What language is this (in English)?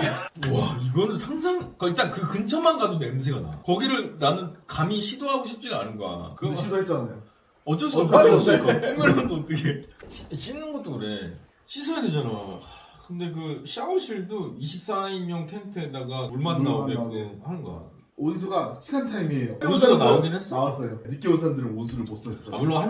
Korean